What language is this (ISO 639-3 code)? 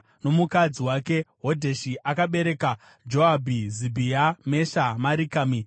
sna